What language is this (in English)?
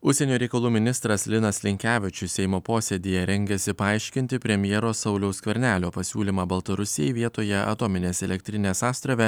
Lithuanian